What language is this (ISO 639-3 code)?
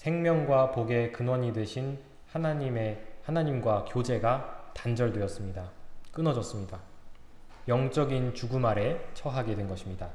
kor